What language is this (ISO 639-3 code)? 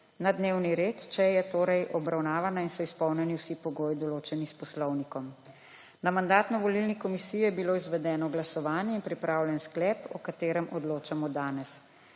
slv